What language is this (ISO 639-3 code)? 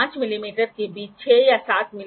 hin